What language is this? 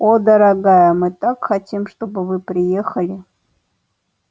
Russian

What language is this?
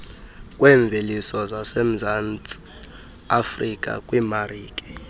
Xhosa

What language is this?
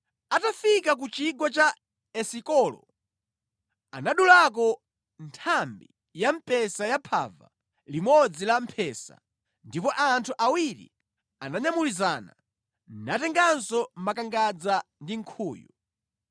Nyanja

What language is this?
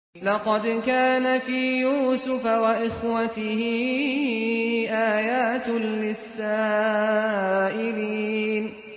Arabic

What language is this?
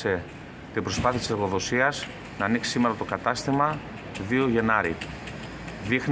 Greek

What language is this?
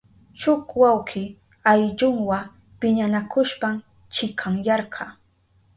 Southern Pastaza Quechua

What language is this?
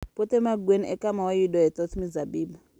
Luo (Kenya and Tanzania)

